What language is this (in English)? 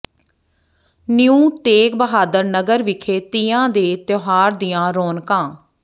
Punjabi